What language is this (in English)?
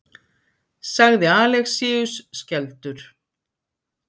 Icelandic